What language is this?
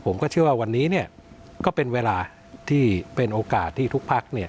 Thai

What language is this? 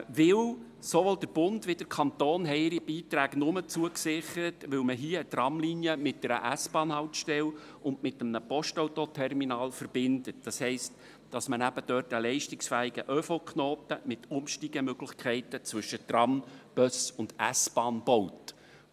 Swiss German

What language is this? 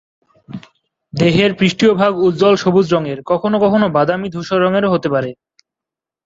Bangla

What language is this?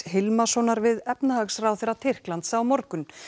Icelandic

